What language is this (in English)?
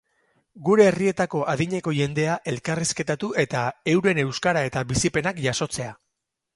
Basque